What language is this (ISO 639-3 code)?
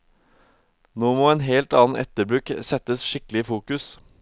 nor